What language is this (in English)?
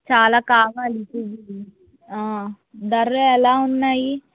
Telugu